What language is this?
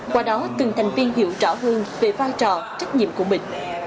Vietnamese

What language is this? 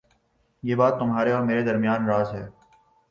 Urdu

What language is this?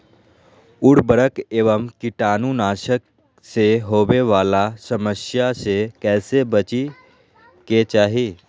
Magahi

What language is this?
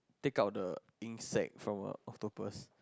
English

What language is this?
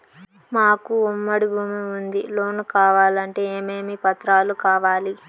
Telugu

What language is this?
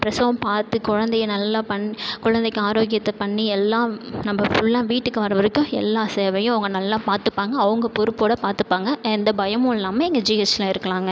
Tamil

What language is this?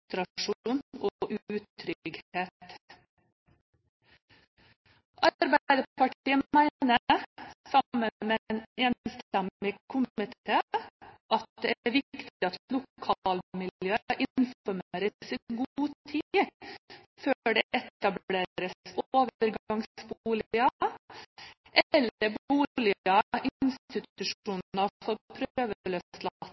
Norwegian Bokmål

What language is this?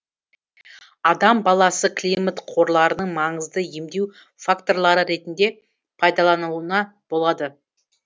Kazakh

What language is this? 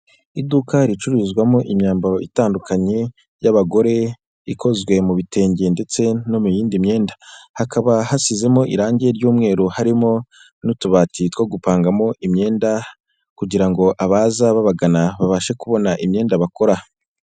Kinyarwanda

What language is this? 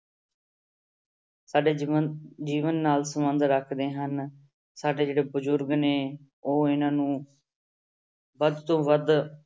Punjabi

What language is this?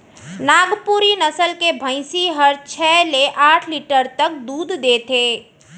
Chhattisgarhi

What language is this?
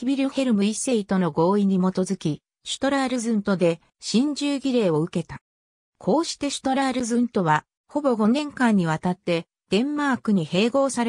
Japanese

